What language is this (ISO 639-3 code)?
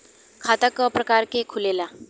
bho